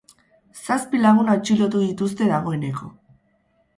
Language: Basque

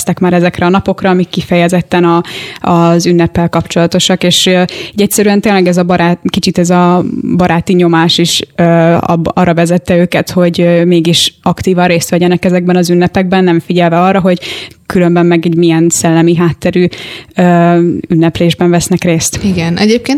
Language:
Hungarian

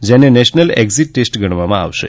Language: Gujarati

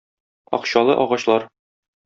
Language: Tatar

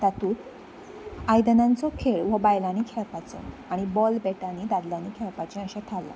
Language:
Konkani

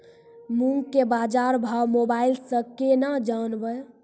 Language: Maithili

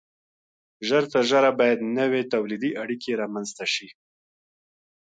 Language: Pashto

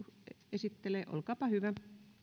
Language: Finnish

